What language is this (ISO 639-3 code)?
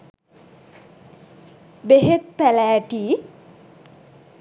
sin